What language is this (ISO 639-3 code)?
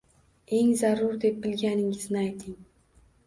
uzb